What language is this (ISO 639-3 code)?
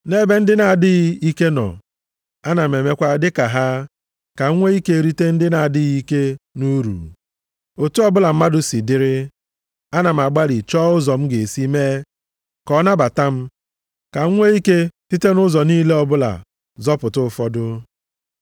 ibo